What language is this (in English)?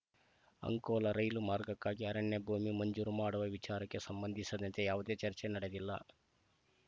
Kannada